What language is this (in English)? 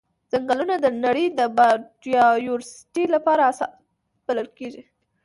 Pashto